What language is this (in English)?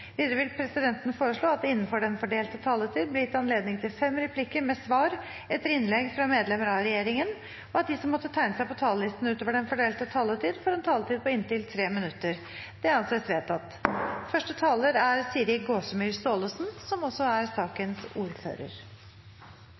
Norwegian Bokmål